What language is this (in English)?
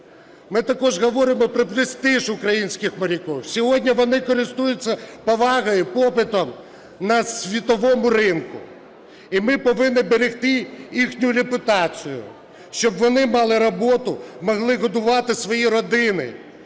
Ukrainian